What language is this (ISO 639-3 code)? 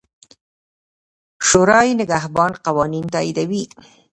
pus